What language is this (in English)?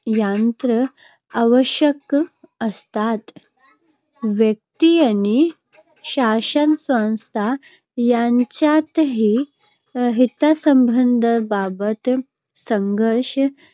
Marathi